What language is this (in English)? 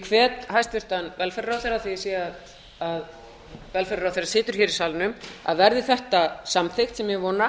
Icelandic